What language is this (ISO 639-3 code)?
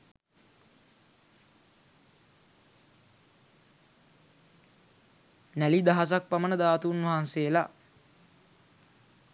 sin